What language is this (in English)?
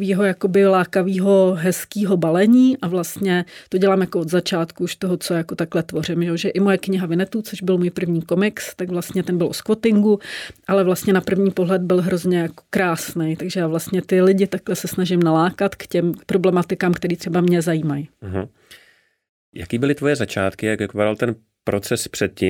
Czech